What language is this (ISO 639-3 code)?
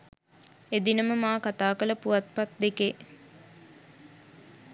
sin